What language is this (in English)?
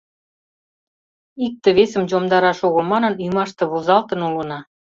Mari